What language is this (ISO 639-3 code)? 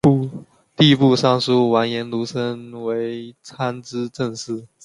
zho